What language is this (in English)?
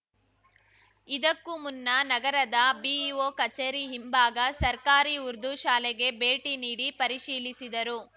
Kannada